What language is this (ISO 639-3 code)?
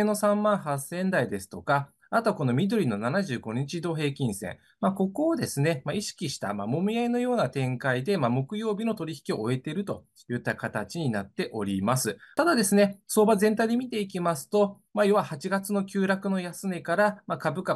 jpn